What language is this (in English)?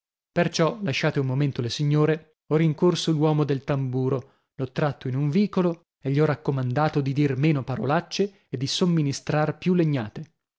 Italian